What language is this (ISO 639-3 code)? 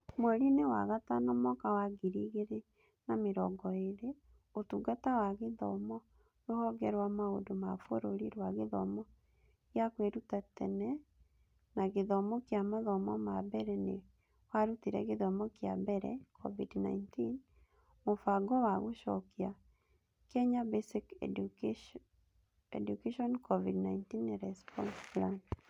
kik